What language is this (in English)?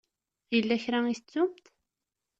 Kabyle